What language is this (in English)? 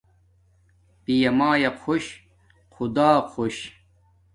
Domaaki